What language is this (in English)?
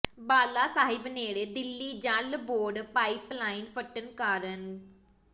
Punjabi